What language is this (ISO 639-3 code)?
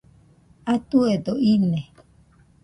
hux